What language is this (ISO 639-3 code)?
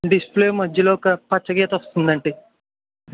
tel